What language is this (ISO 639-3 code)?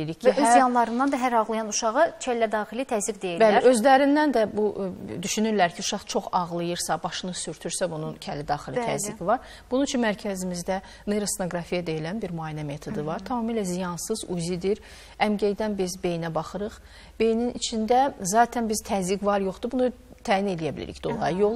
tur